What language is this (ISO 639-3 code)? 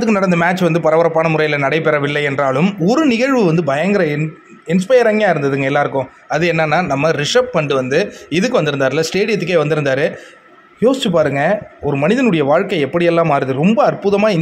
ara